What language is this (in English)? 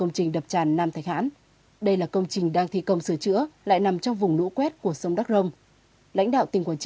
Vietnamese